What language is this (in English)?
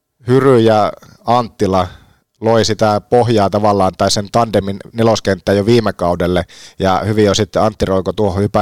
Finnish